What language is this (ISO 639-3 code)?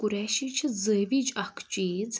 kas